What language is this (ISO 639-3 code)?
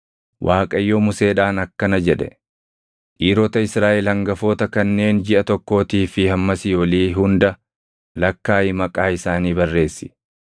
orm